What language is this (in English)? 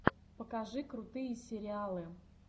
Russian